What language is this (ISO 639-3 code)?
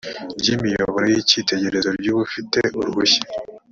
kin